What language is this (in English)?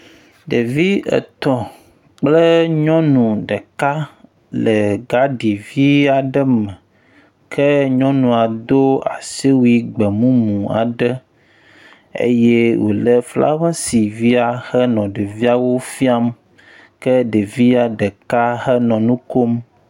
Ewe